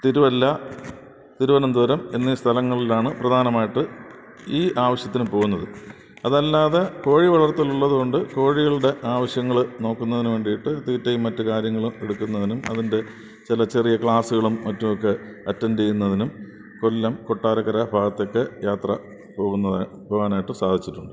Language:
Malayalam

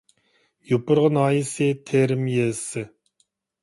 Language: Uyghur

